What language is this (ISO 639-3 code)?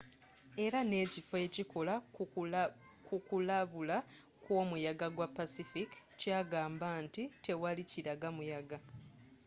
lug